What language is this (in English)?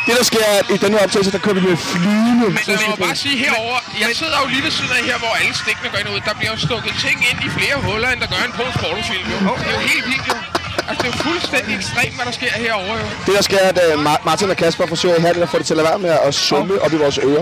Danish